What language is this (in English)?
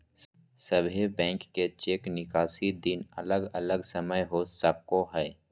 Magahi